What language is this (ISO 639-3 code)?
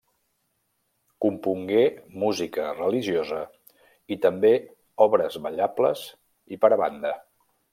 cat